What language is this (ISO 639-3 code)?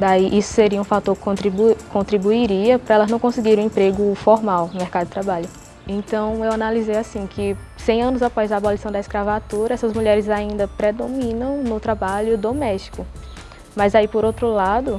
por